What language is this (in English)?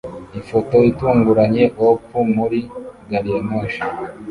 Kinyarwanda